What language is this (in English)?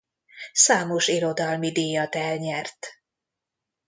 Hungarian